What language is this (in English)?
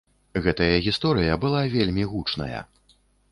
Belarusian